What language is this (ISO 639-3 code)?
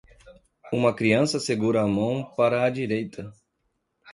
por